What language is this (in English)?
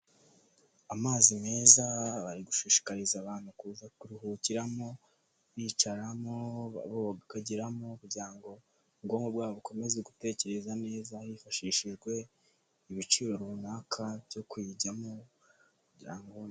Kinyarwanda